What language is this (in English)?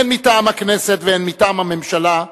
Hebrew